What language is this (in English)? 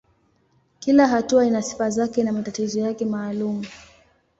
Swahili